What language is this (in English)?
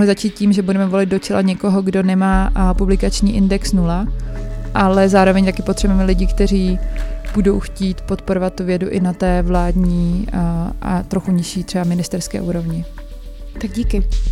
Czech